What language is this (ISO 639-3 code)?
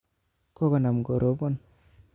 kln